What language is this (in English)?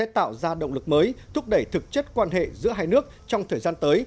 Vietnamese